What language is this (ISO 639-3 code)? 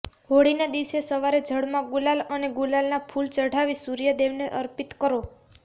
guj